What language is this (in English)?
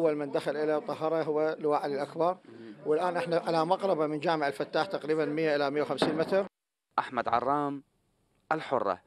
Arabic